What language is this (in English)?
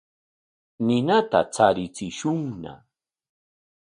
Corongo Ancash Quechua